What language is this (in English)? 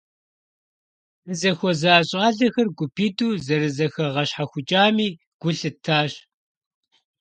Kabardian